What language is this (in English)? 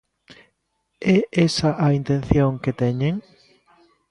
Galician